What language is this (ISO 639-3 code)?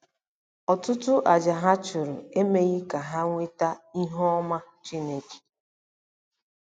ibo